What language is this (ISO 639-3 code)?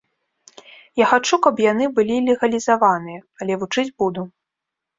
bel